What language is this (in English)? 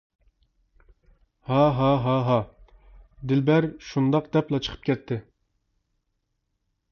Uyghur